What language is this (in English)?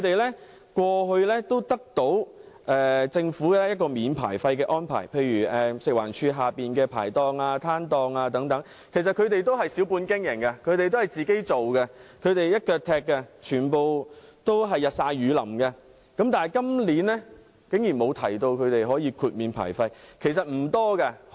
Cantonese